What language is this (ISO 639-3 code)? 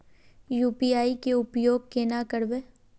mag